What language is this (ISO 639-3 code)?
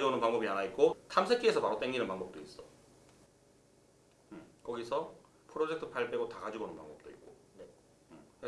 kor